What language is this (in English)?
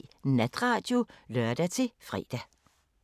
Danish